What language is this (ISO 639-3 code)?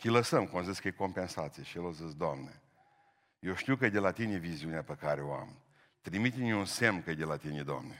ron